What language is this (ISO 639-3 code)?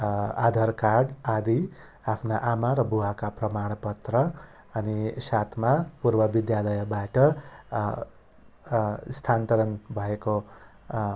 nep